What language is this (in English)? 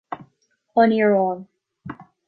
Irish